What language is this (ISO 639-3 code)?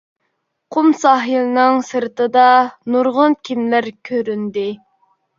uig